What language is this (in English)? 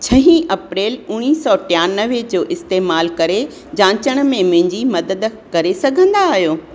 Sindhi